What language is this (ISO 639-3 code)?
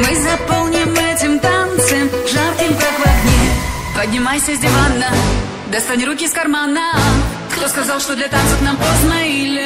vie